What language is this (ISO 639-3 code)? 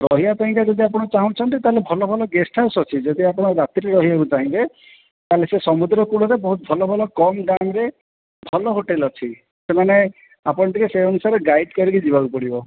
ori